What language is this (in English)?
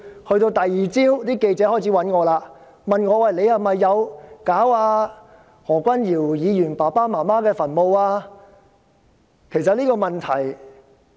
Cantonese